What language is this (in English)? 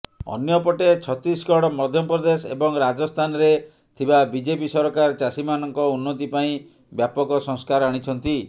Odia